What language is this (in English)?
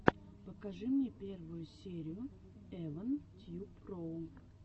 Russian